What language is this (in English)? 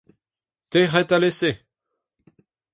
Breton